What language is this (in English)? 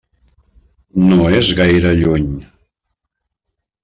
Catalan